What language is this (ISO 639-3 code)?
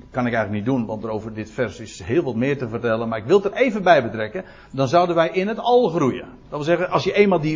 nld